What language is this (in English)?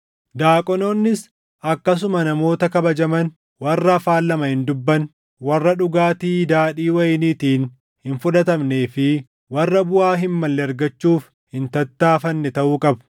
Oromo